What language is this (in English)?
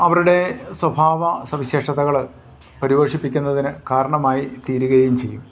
Malayalam